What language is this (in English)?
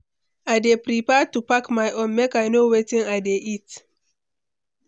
Nigerian Pidgin